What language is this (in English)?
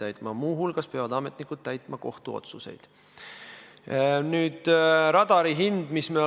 Estonian